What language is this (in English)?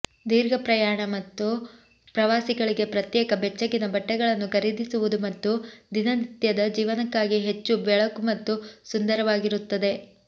Kannada